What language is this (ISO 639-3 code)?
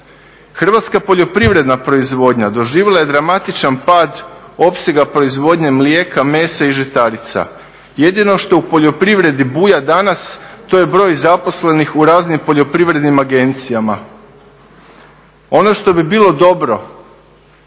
hrv